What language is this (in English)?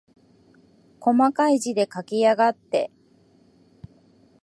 Japanese